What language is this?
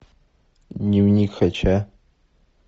Russian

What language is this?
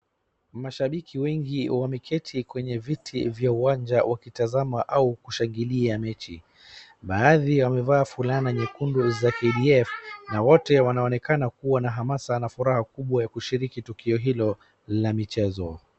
Swahili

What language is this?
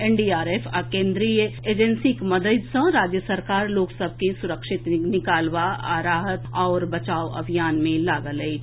Maithili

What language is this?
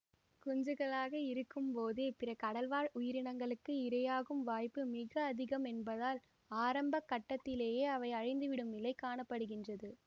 Tamil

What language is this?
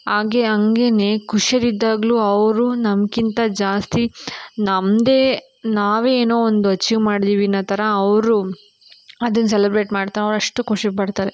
Kannada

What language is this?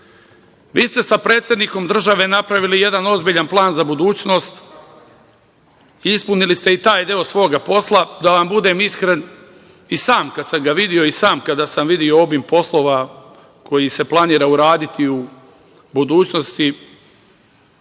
Serbian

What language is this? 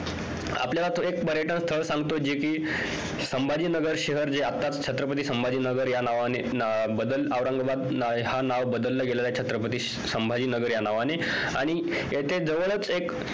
Marathi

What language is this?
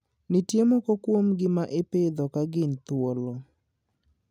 Luo (Kenya and Tanzania)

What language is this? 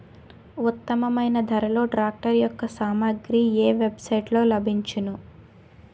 Telugu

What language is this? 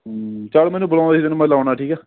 Punjabi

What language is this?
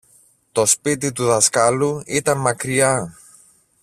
Greek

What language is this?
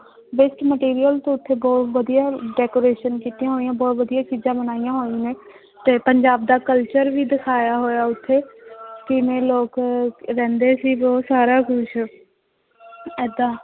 Punjabi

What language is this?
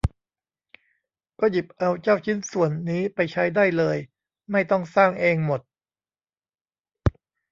Thai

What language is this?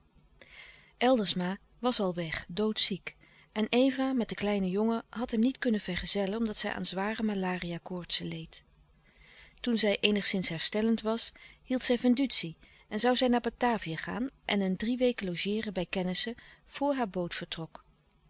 Dutch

